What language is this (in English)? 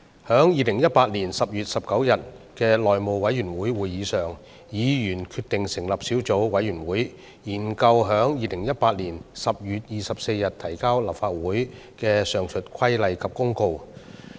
Cantonese